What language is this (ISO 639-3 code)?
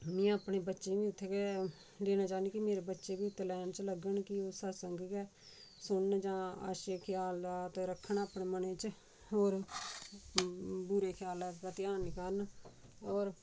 doi